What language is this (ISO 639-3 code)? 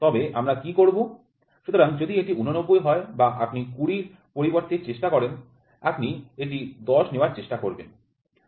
ben